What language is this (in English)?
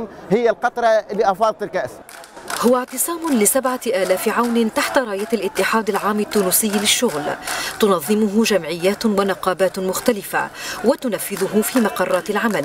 Arabic